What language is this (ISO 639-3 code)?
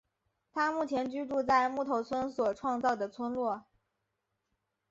zho